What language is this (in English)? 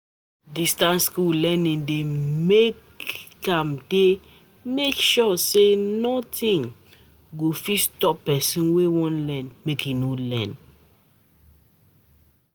Nigerian Pidgin